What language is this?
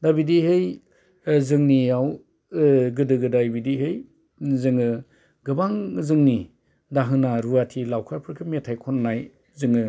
Bodo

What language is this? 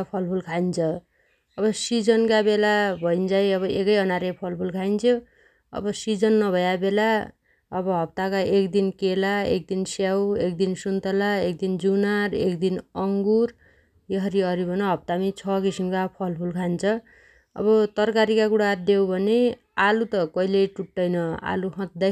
Dotyali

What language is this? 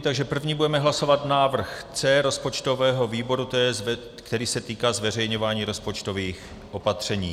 Czech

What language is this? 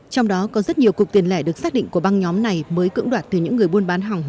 Vietnamese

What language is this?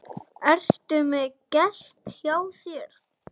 Icelandic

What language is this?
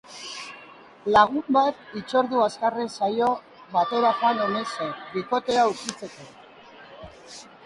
Basque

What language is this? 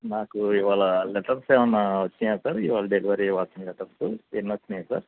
Telugu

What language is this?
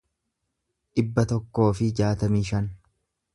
Oromo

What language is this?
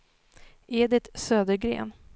Swedish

